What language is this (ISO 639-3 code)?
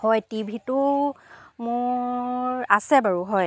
asm